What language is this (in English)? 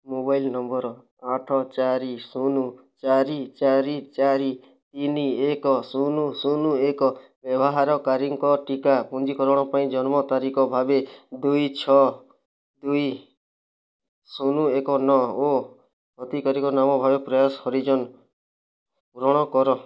Odia